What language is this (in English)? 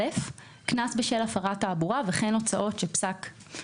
Hebrew